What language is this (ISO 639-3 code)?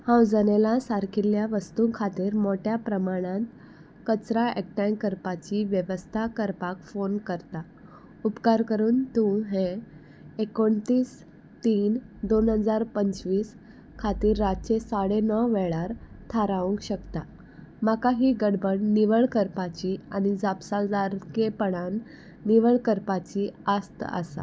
kok